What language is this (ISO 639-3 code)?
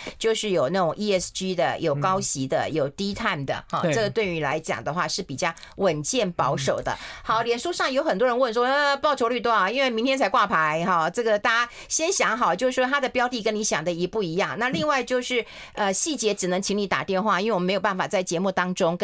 zho